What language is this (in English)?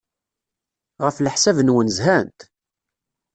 Kabyle